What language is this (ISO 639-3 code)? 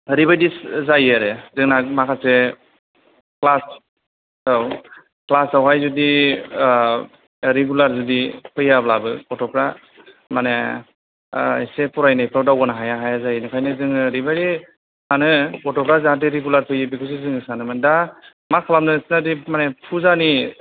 brx